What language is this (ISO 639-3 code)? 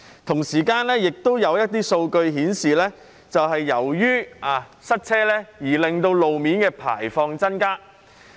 yue